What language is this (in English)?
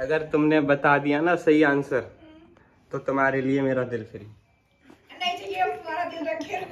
Hindi